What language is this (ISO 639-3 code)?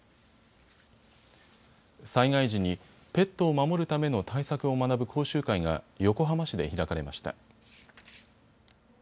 jpn